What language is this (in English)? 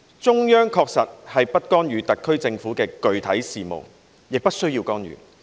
Cantonese